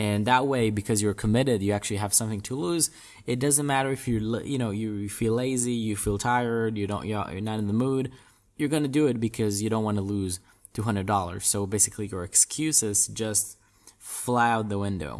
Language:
English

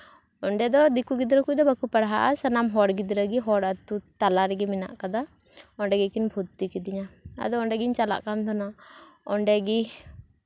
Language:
Santali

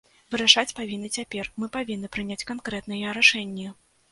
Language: Belarusian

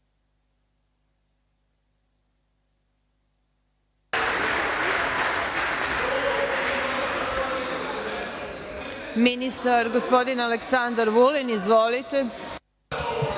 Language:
Serbian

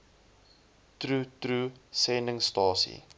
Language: Afrikaans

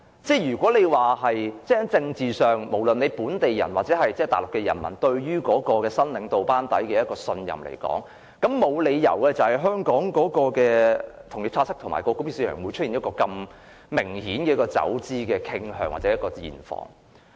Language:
Cantonese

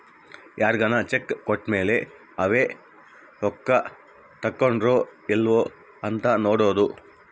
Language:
Kannada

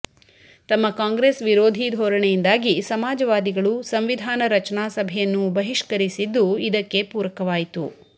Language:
Kannada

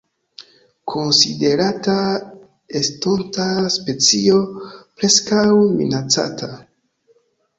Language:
Esperanto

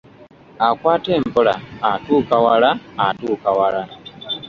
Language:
Ganda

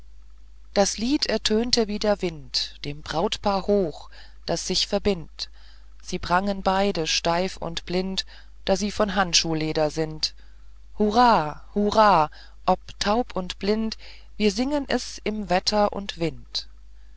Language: German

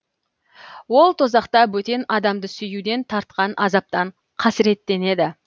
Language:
Kazakh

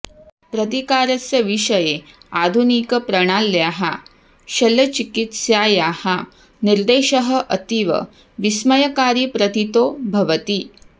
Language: Sanskrit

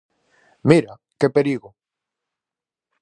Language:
Galician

